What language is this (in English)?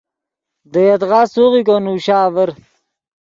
Yidgha